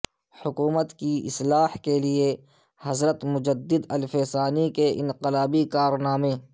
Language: Urdu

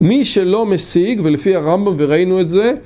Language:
Hebrew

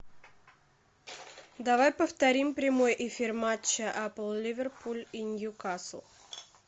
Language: Russian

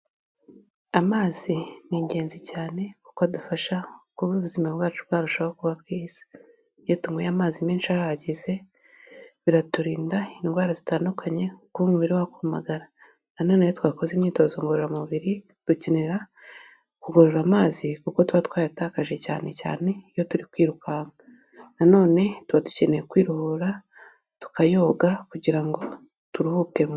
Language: Kinyarwanda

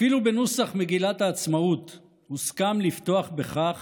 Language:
Hebrew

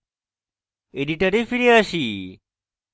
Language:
Bangla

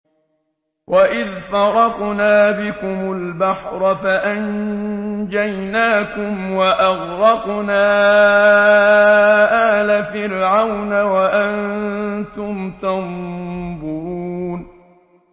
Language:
Arabic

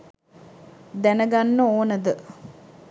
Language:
Sinhala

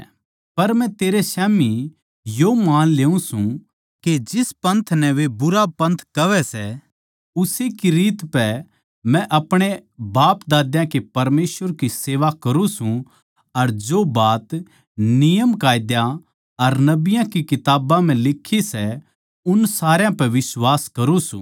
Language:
Haryanvi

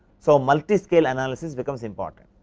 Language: English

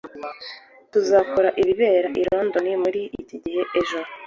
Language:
Kinyarwanda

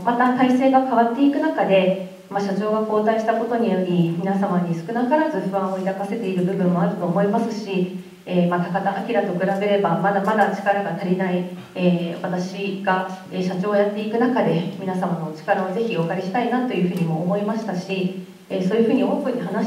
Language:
Japanese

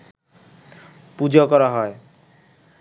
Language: Bangla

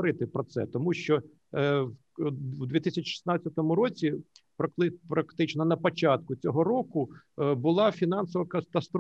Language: Ukrainian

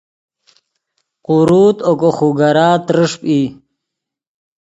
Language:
Yidgha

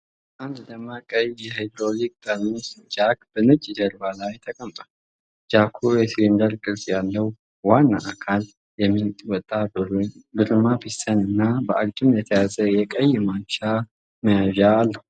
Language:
Amharic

